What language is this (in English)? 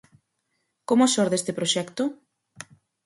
Galician